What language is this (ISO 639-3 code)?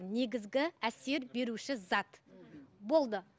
kaz